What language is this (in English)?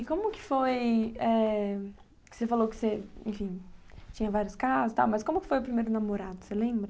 Portuguese